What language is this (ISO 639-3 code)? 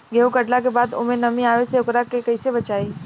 bho